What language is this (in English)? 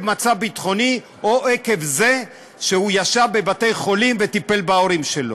Hebrew